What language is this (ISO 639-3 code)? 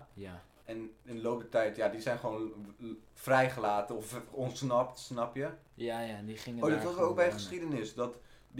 nld